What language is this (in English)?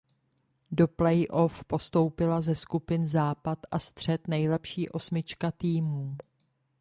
Czech